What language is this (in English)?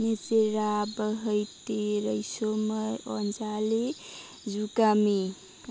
Bodo